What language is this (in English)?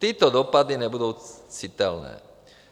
Czech